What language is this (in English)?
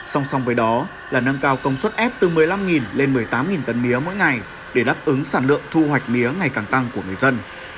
Vietnamese